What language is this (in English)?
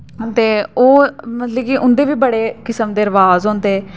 Dogri